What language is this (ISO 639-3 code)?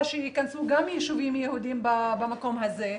heb